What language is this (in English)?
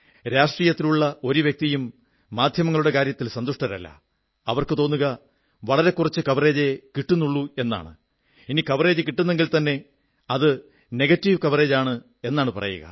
Malayalam